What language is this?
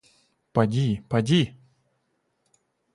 Russian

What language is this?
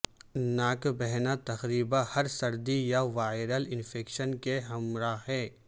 Urdu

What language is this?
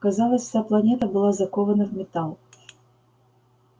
Russian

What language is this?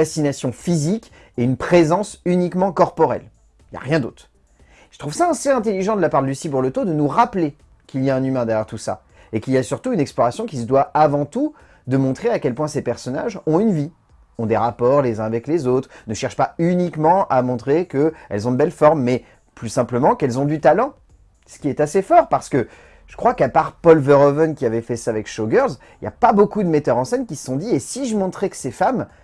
French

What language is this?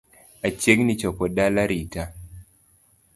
Luo (Kenya and Tanzania)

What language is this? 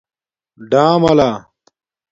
Domaaki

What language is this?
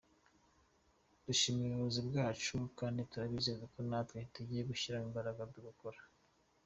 Kinyarwanda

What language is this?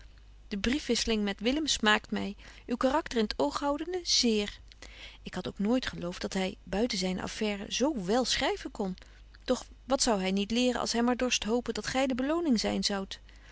Dutch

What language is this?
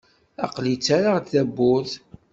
Kabyle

